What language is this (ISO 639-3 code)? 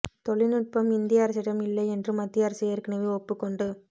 tam